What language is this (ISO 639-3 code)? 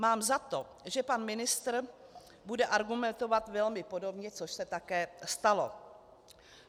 ces